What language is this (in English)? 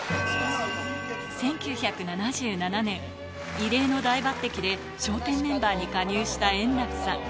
Japanese